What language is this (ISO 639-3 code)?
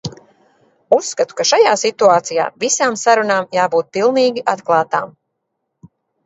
lav